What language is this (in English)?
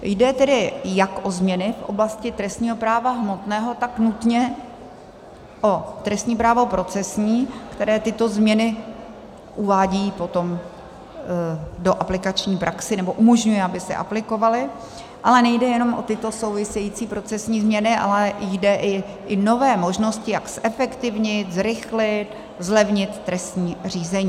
Czech